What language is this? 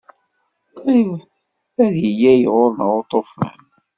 Kabyle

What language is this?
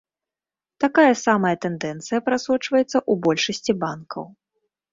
Belarusian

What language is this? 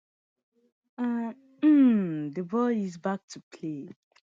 Nigerian Pidgin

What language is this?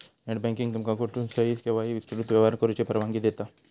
Marathi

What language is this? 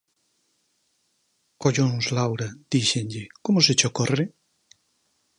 Galician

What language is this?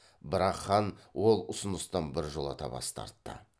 Kazakh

